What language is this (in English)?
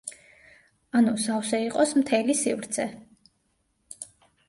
Georgian